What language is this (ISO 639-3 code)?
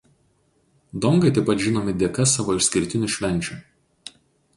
lit